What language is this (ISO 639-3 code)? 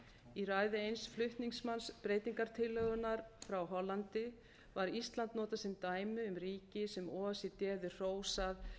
isl